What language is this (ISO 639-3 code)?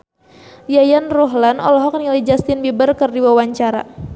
sun